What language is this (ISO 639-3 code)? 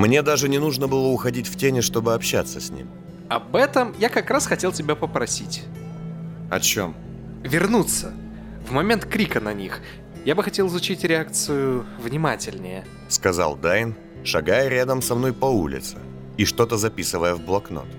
rus